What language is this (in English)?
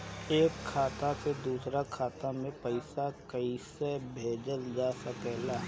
Bhojpuri